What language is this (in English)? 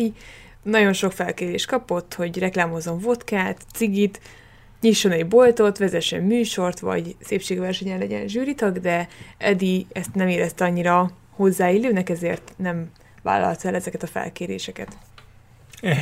Hungarian